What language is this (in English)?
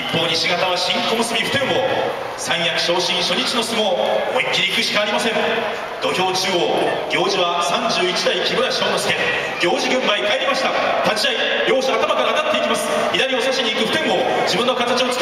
Japanese